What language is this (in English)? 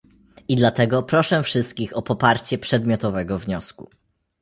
Polish